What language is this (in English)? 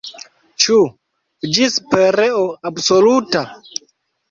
Esperanto